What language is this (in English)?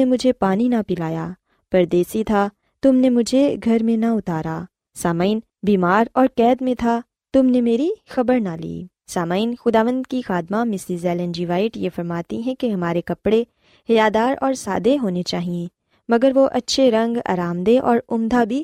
Urdu